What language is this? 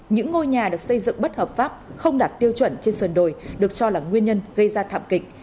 Vietnamese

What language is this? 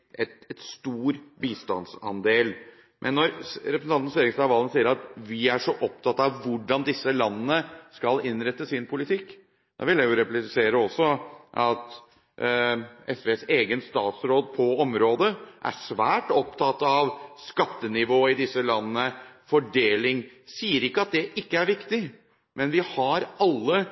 Norwegian Bokmål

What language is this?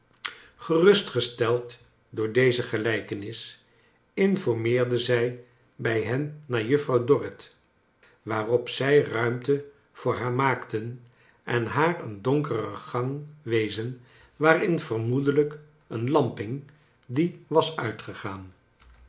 Dutch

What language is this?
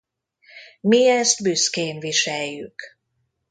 Hungarian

